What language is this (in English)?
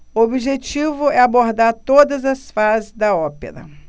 Portuguese